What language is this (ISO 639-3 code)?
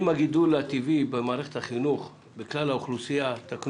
heb